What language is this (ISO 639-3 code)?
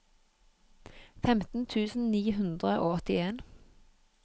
nor